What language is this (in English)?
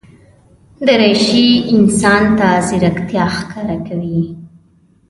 Pashto